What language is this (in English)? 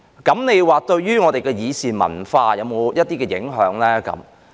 Cantonese